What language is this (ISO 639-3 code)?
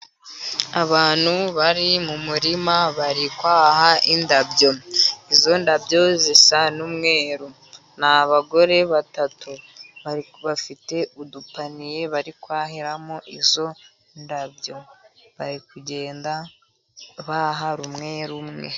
kin